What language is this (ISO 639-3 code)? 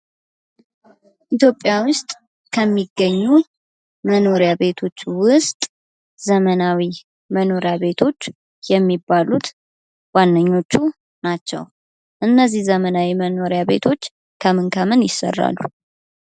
amh